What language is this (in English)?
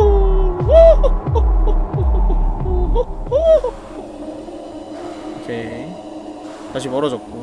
Korean